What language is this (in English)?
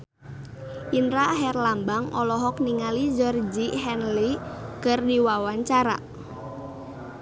Sundanese